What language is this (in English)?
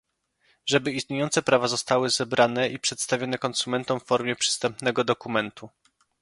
Polish